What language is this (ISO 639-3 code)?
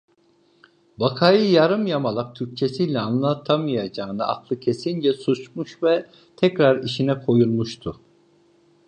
tur